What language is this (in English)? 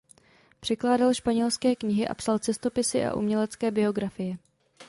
Czech